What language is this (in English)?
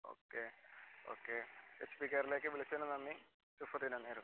Malayalam